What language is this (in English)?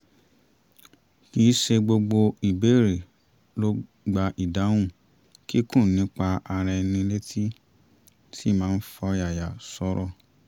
Yoruba